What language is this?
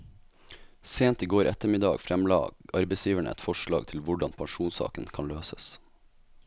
Norwegian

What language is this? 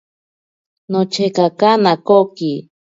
Ashéninka Perené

